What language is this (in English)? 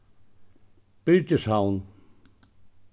Faroese